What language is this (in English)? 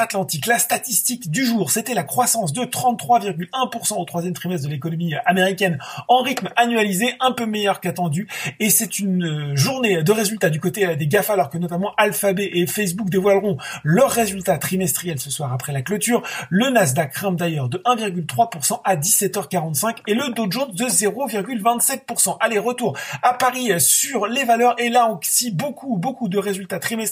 French